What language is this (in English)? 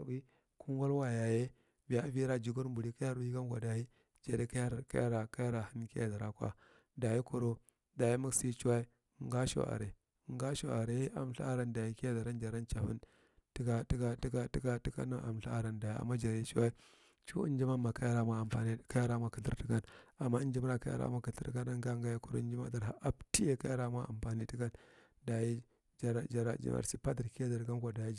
Marghi Central